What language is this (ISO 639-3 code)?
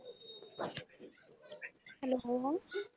pan